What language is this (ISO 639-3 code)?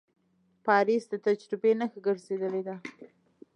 pus